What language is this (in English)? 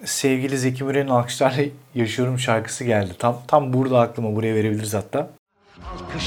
Turkish